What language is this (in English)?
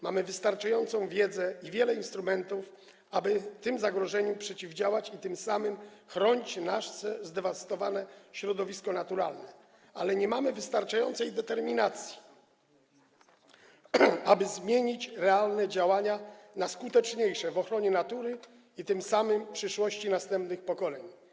Polish